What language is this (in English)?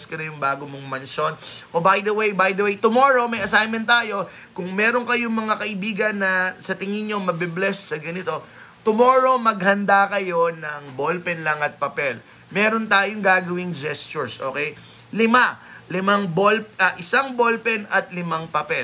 Filipino